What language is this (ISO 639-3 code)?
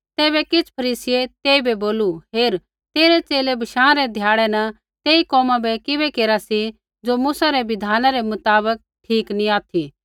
kfx